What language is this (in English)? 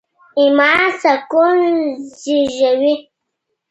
Pashto